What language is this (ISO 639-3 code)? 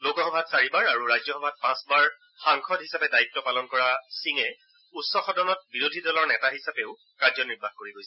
asm